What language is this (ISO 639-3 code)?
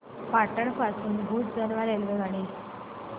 mar